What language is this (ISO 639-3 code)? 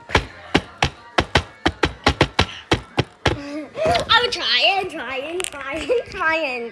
eng